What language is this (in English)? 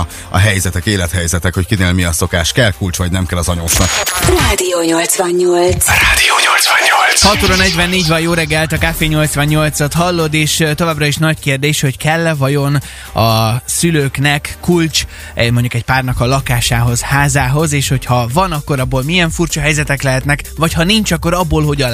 Hungarian